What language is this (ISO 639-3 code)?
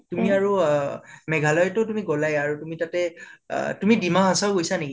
asm